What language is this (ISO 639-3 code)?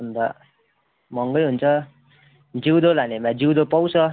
nep